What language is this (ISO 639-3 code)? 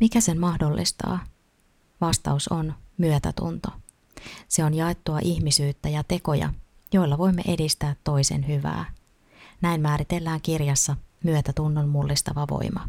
fin